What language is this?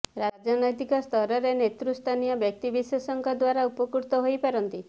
Odia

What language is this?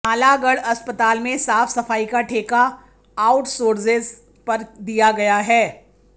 Hindi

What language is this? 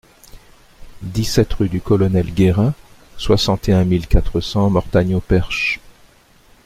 French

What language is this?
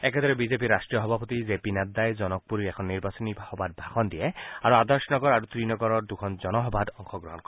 Assamese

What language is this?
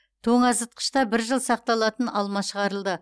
Kazakh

